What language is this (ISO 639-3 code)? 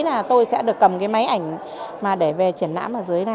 vie